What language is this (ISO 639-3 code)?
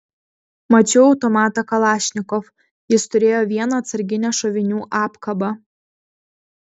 lit